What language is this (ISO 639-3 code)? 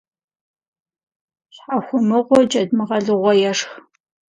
kbd